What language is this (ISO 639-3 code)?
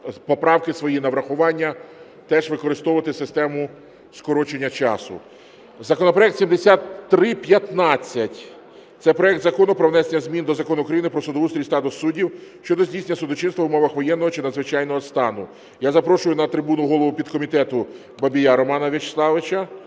ukr